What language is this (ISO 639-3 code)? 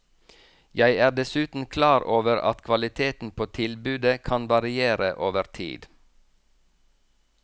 nor